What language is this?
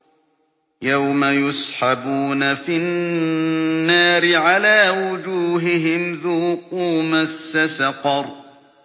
Arabic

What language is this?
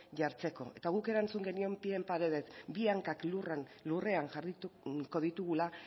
Basque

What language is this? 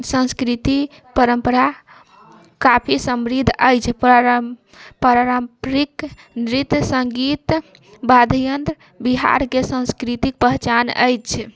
Maithili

